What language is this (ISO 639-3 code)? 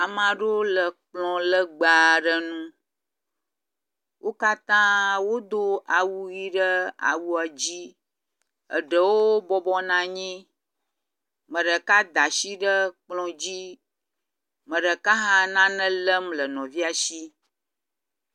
ewe